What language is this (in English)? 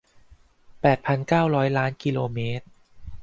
Thai